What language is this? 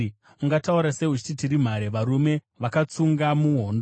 Shona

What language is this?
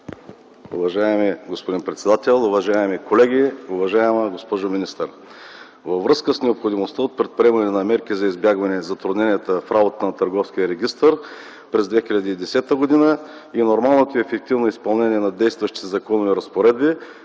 Bulgarian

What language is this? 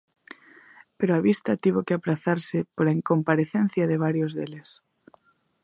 Galician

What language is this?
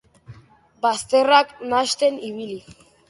Basque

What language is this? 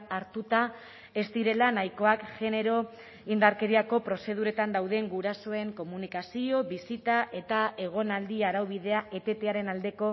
Basque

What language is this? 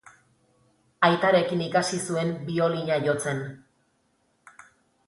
Basque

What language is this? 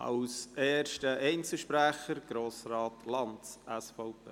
Swiss German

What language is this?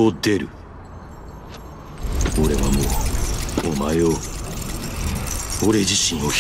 Japanese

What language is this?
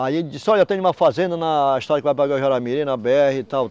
Portuguese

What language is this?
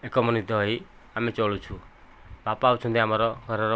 Odia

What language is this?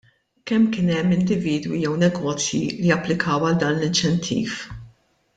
Maltese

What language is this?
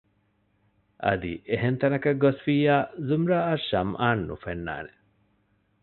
Divehi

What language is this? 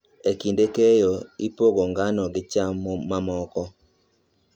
Luo (Kenya and Tanzania)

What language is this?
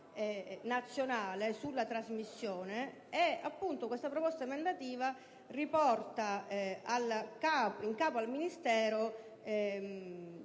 Italian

